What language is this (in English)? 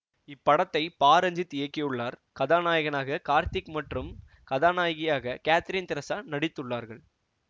Tamil